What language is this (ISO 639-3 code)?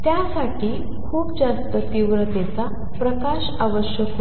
mar